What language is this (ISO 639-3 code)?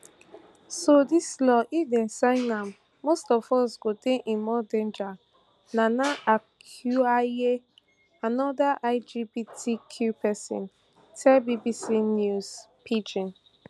pcm